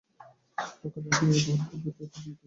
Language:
Bangla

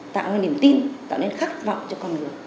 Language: Vietnamese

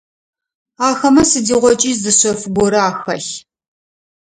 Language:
Adyghe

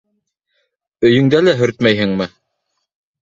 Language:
Bashkir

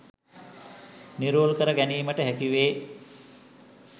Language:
Sinhala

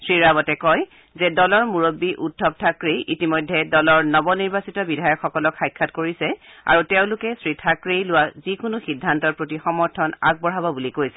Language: Assamese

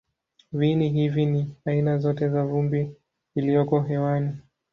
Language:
Swahili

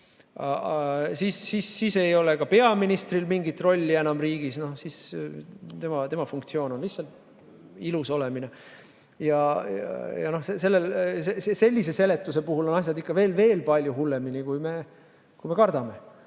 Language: Estonian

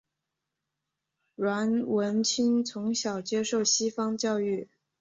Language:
Chinese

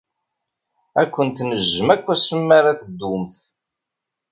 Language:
Kabyle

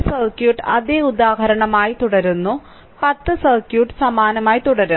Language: Malayalam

